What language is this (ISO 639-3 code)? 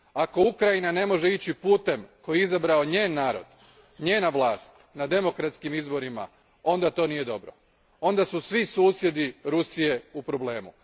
hrv